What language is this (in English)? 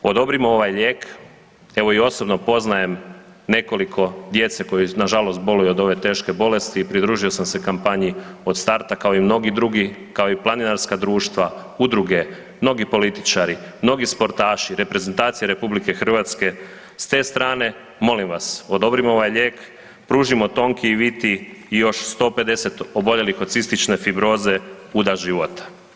Croatian